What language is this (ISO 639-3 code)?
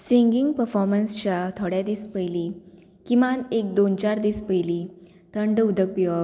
kok